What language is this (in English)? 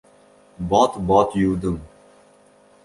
Uzbek